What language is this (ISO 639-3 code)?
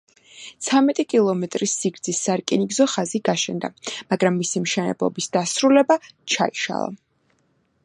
kat